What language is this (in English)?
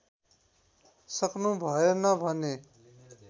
Nepali